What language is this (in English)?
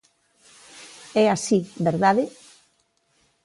Galician